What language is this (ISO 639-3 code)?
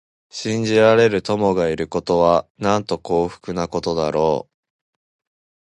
jpn